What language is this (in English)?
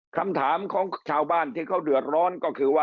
Thai